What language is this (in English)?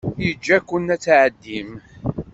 Kabyle